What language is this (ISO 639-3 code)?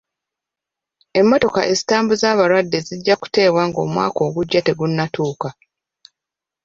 lug